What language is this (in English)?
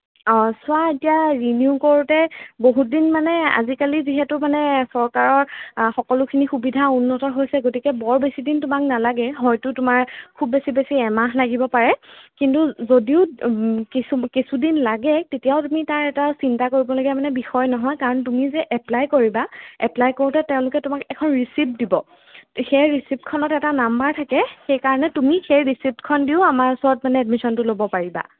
Assamese